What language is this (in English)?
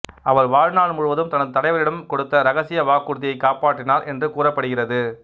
Tamil